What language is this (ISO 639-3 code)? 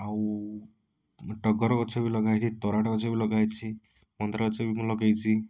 ori